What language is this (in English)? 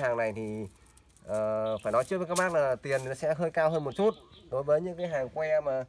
Vietnamese